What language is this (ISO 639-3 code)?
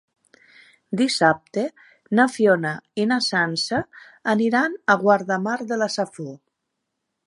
cat